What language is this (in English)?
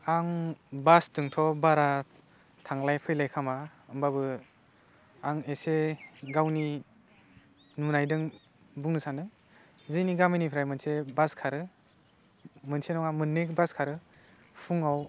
Bodo